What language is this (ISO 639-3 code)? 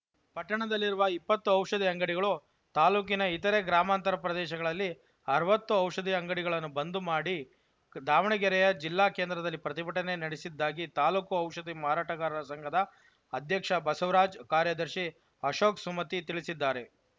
kan